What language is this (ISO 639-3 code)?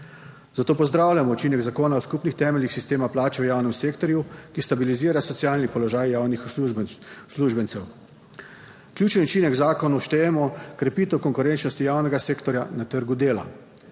slv